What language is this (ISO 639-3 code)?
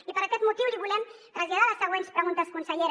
cat